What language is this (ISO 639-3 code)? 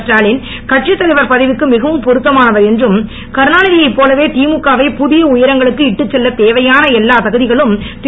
tam